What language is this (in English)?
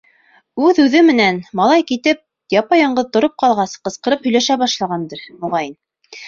Bashkir